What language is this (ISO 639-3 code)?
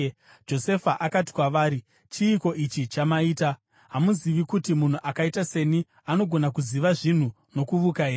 sna